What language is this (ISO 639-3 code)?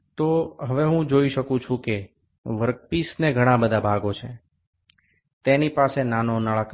ben